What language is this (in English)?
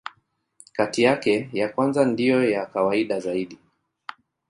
Swahili